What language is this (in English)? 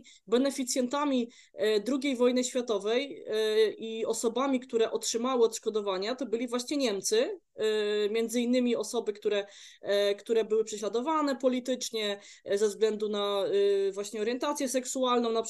Polish